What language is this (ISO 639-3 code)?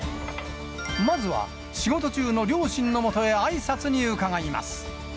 jpn